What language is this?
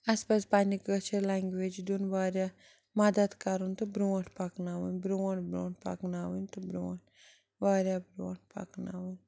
Kashmiri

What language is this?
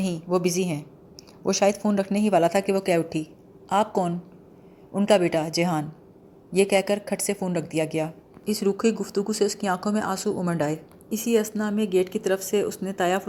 Urdu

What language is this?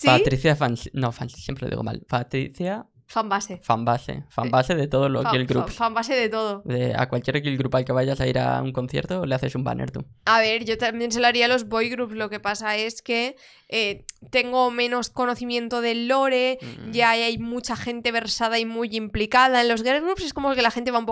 Spanish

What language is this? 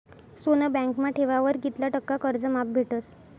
Marathi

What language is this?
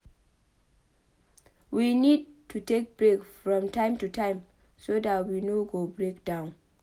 Nigerian Pidgin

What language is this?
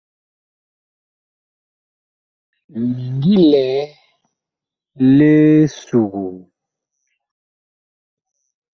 Bakoko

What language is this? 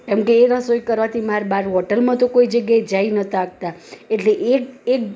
Gujarati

